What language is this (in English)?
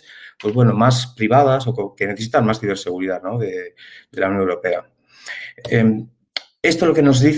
Spanish